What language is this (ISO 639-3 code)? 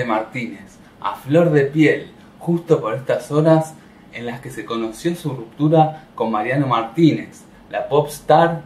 spa